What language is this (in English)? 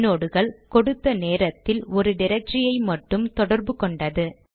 Tamil